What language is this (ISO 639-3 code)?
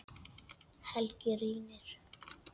isl